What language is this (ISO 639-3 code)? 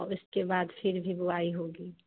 hin